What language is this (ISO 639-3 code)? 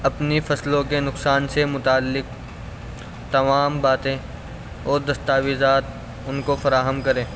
urd